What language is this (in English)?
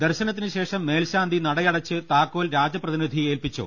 Malayalam